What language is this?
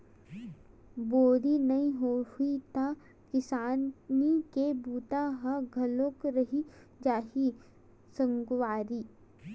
Chhattisgarhi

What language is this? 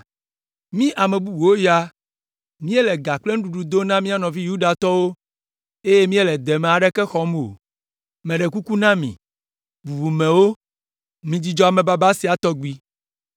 Ewe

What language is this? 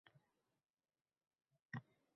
Uzbek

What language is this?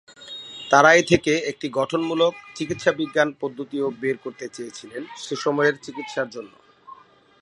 Bangla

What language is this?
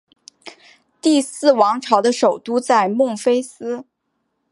Chinese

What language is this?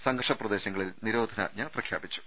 Malayalam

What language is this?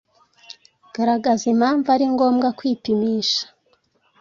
Kinyarwanda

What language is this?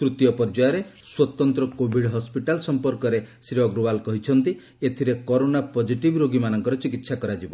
Odia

